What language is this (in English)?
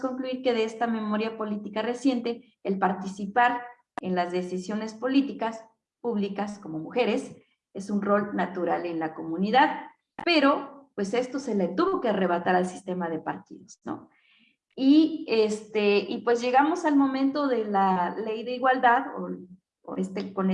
Spanish